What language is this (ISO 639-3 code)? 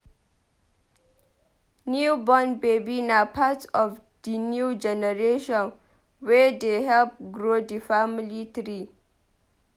pcm